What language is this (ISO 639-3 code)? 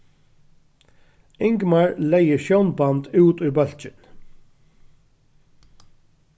fao